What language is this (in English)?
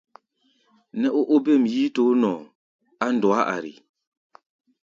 Gbaya